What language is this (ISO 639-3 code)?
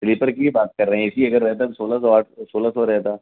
urd